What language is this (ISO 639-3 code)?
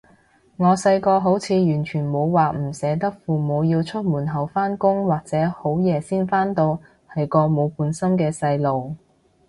yue